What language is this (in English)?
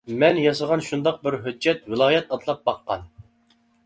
Uyghur